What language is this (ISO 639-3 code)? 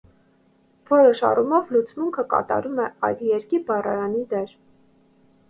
hye